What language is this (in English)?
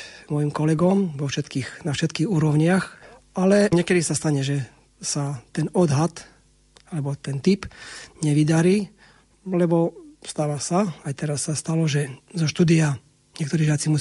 Slovak